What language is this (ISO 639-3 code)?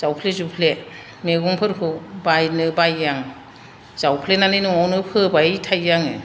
brx